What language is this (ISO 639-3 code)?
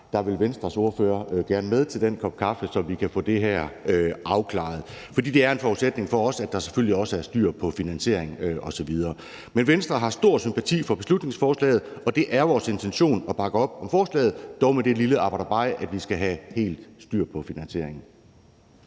dan